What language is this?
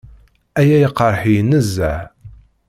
Kabyle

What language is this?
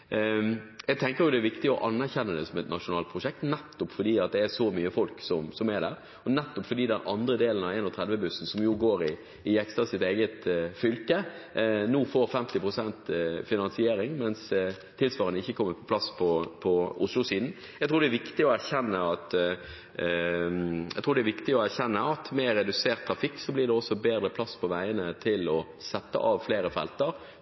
Norwegian Bokmål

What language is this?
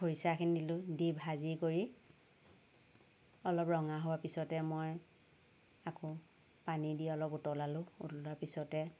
Assamese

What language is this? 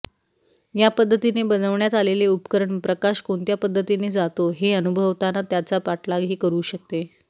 Marathi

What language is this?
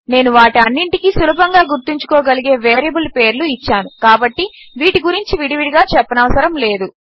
Telugu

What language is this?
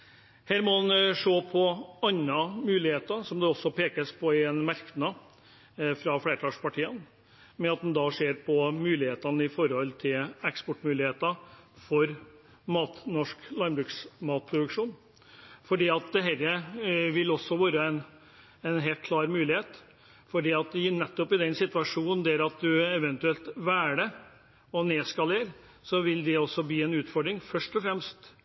Norwegian Bokmål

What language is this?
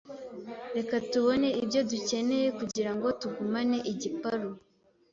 Kinyarwanda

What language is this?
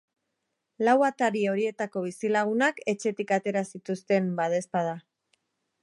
Basque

